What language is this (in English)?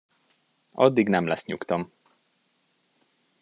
Hungarian